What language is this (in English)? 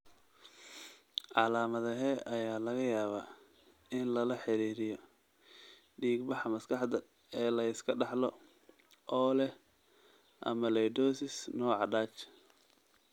Somali